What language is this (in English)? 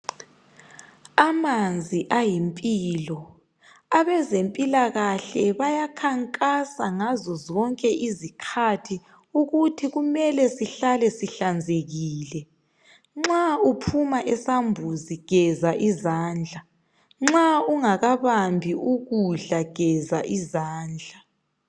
North Ndebele